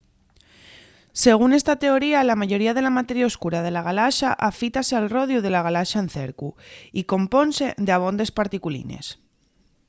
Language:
Asturian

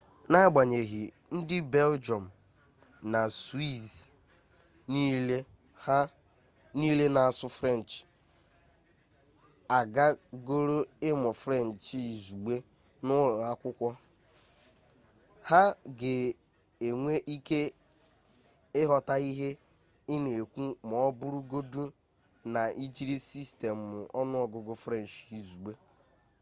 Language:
Igbo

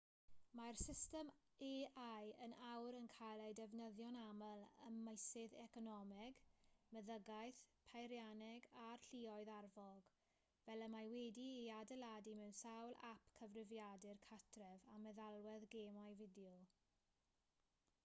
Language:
Welsh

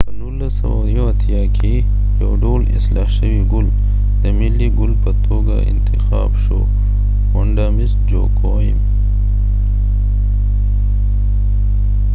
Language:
Pashto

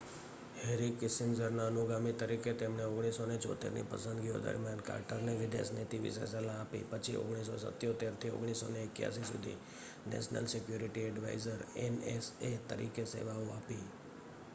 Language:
Gujarati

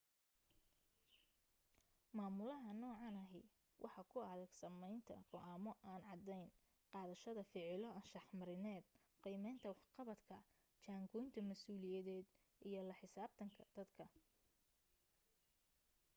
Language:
Somali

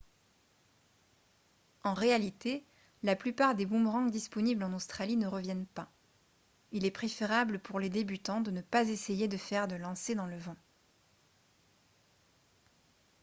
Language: French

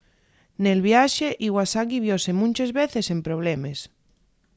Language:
Asturian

